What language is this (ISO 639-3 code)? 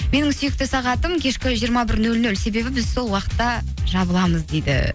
kaz